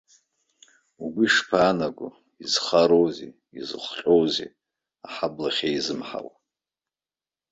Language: Abkhazian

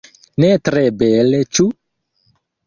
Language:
Esperanto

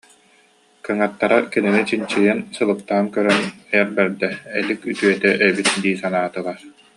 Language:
Yakut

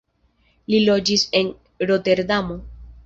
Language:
Esperanto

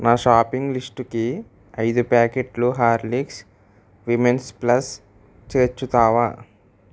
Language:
Telugu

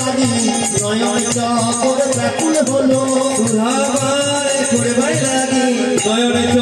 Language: Arabic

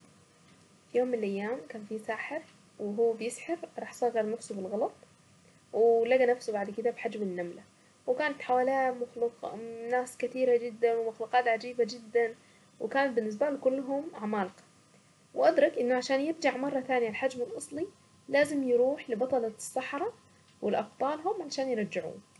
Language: Saidi Arabic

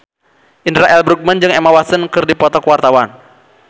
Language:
Sundanese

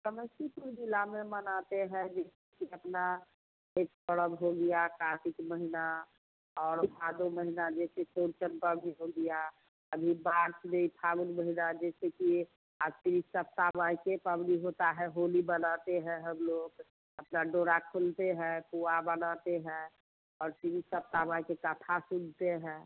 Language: Hindi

